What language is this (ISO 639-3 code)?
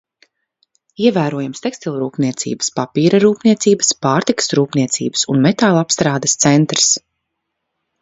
lav